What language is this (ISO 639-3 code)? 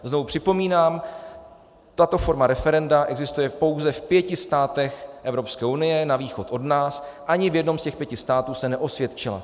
ces